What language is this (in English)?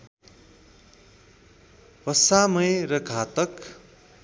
Nepali